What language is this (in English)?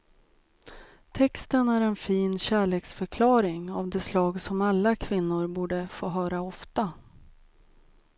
Swedish